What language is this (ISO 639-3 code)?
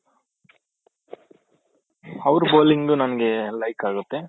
kan